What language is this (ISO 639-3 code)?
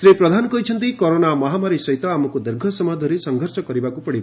ori